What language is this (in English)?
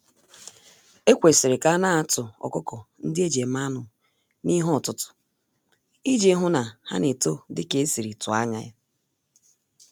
Igbo